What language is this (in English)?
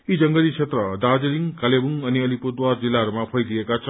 Nepali